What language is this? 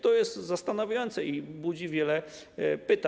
Polish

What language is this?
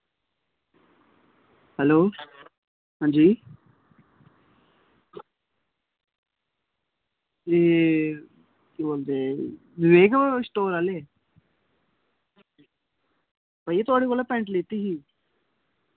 Dogri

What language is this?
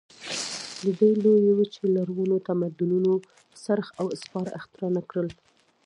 Pashto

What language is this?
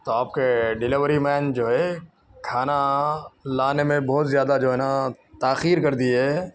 Urdu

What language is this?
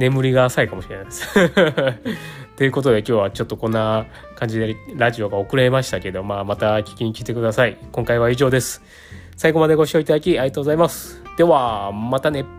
Japanese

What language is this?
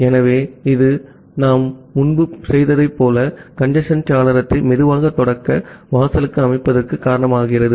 Tamil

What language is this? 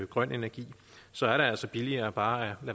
Danish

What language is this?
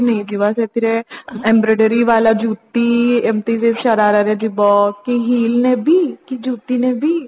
Odia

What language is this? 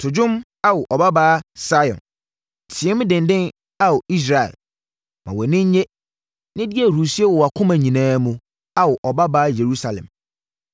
Akan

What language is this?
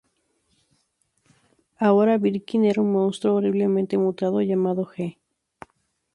Spanish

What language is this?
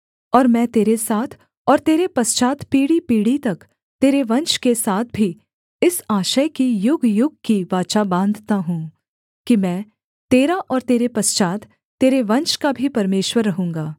Hindi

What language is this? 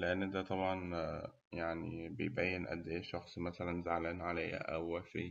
Egyptian Arabic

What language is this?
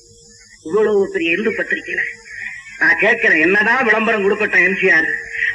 Tamil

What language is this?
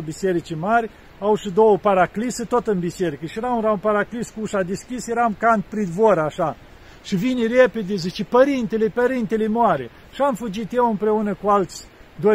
Romanian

